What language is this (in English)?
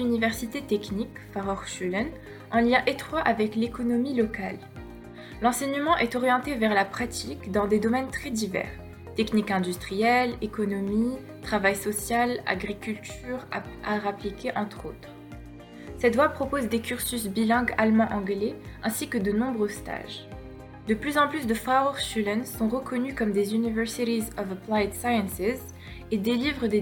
French